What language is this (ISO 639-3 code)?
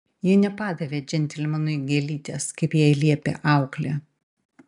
lit